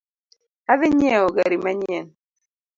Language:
Luo (Kenya and Tanzania)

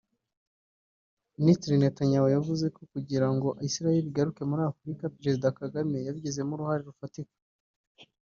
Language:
Kinyarwanda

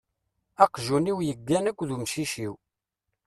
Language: Kabyle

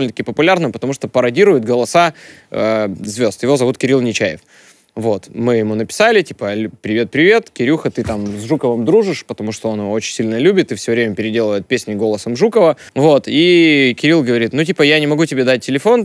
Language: Russian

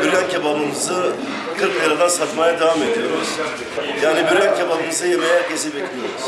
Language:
Turkish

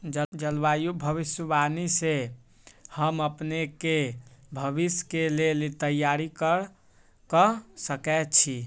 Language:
Magahi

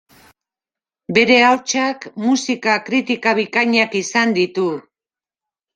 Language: Basque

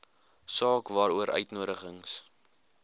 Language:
Afrikaans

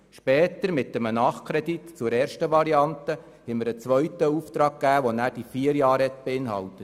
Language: Swiss German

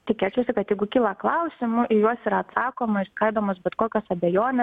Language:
Lithuanian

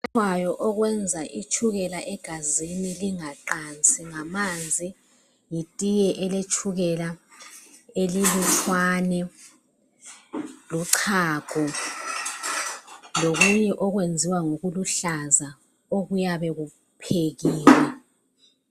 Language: North Ndebele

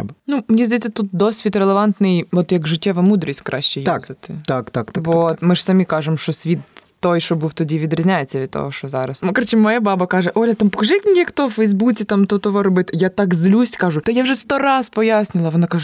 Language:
Ukrainian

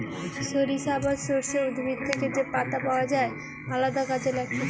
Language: Bangla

